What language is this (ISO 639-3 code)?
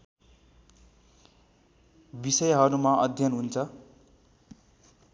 nep